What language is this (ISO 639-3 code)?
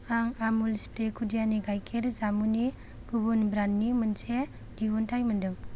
brx